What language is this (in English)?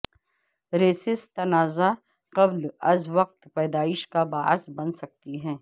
Urdu